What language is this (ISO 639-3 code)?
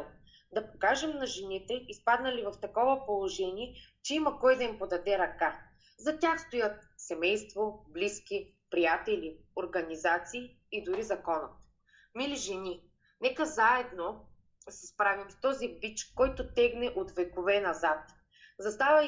bul